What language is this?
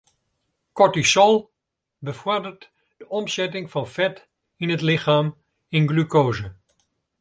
Western Frisian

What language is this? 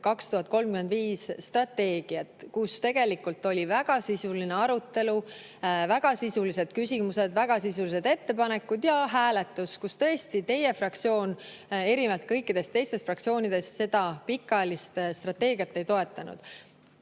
Estonian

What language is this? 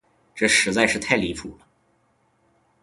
Chinese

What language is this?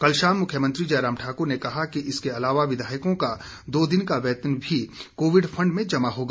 Hindi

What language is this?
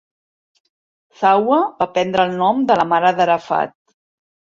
Catalan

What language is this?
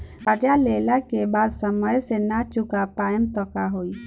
Bhojpuri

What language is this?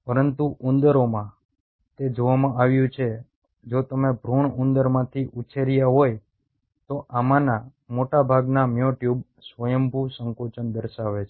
Gujarati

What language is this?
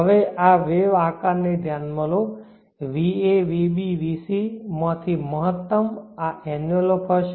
Gujarati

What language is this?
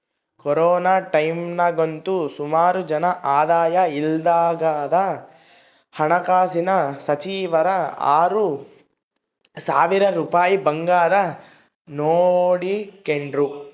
Kannada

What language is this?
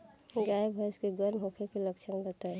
Bhojpuri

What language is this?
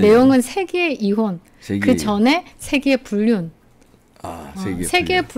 Korean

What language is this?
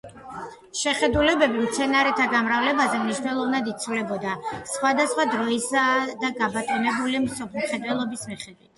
Georgian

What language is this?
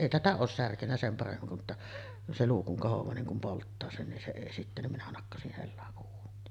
Finnish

